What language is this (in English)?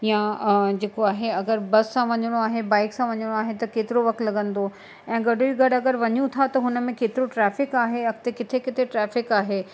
Sindhi